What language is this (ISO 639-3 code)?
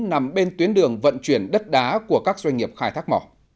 vie